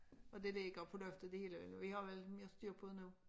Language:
Danish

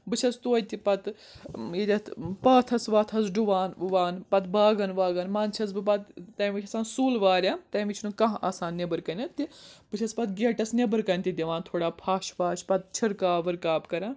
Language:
Kashmiri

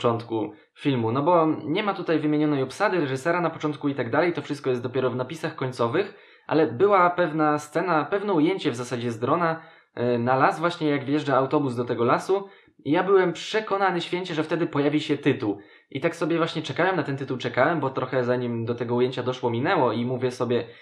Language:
Polish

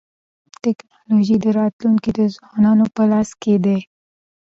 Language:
Pashto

